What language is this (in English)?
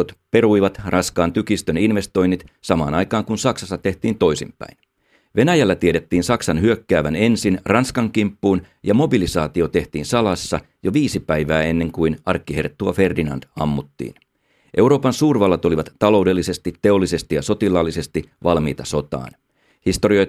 Finnish